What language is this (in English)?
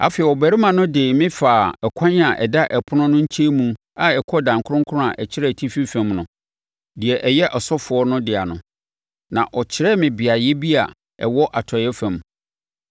Akan